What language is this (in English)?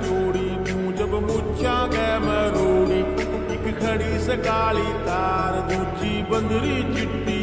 Romanian